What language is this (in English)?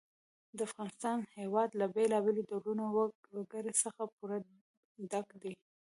Pashto